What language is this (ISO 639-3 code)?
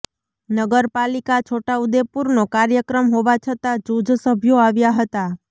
guj